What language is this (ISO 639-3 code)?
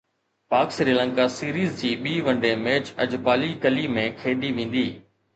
snd